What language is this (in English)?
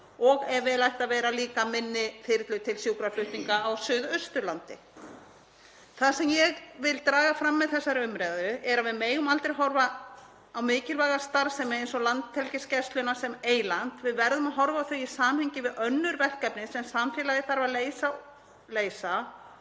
Icelandic